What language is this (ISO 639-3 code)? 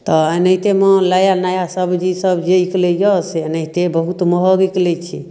mai